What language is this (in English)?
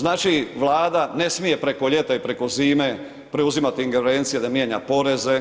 Croatian